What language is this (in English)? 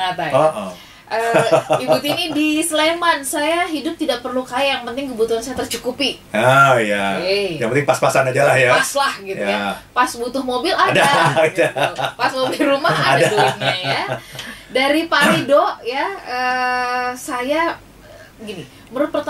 Indonesian